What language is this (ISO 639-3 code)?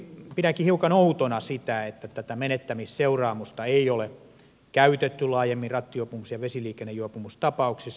fin